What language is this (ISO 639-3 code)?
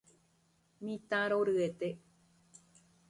grn